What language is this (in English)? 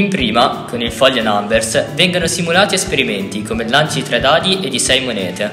Italian